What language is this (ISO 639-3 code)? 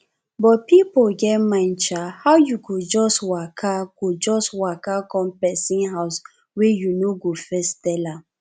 pcm